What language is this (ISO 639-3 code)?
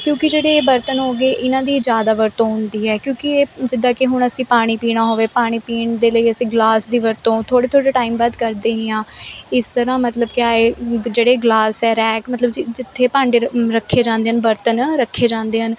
pan